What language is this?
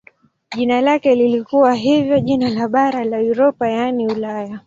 Swahili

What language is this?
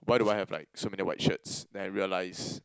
English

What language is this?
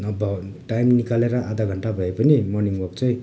Nepali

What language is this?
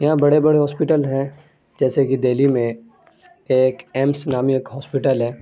Urdu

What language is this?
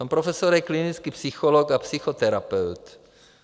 Czech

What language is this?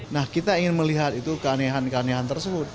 Indonesian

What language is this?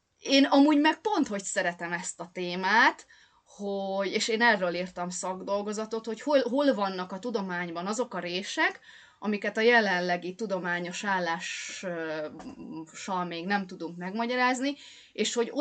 Hungarian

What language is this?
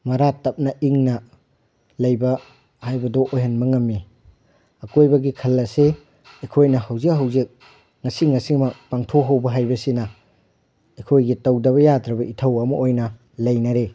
Manipuri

